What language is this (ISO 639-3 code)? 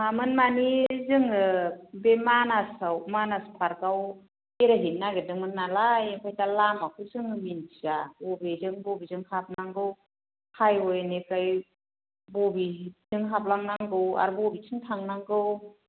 brx